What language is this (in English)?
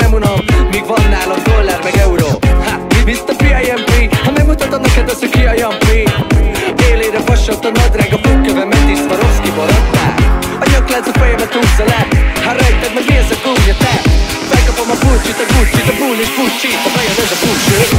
Hungarian